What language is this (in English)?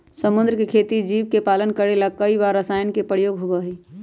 Magahi